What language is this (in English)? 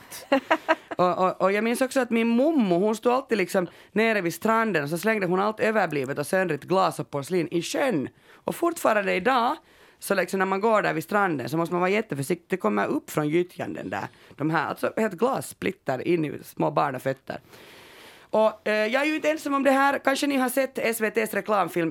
Swedish